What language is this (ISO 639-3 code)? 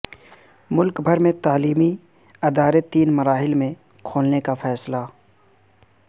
urd